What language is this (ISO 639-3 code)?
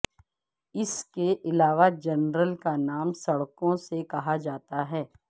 urd